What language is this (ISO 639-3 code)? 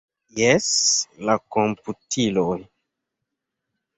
epo